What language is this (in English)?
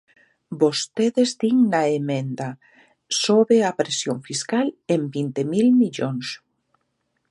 Galician